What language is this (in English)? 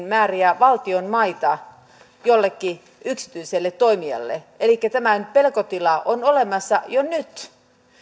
Finnish